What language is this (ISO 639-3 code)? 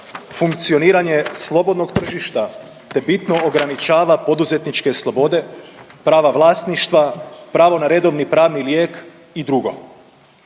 hrv